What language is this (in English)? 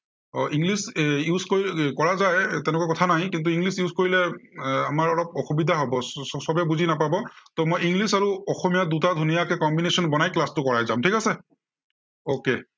Assamese